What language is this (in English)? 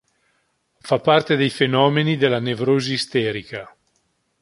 Italian